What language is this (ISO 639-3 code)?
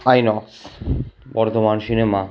ben